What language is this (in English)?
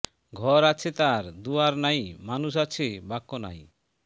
Bangla